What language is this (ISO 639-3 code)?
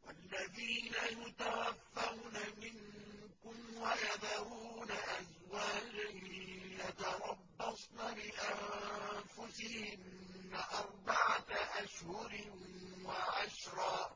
ara